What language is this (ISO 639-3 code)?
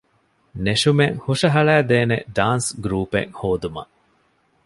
div